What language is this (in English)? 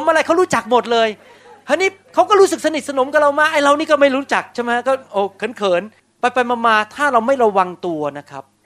Thai